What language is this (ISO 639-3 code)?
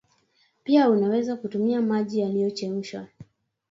swa